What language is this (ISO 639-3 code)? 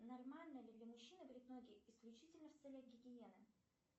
rus